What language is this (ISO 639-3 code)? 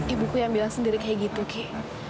ind